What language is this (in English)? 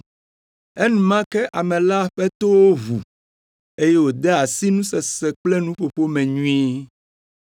Ewe